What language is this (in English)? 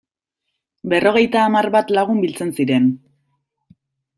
Basque